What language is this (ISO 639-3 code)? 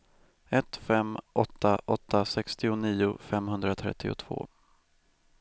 swe